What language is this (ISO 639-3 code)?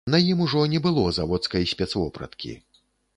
bel